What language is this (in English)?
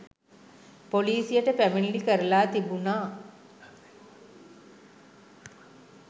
Sinhala